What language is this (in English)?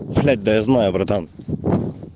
Russian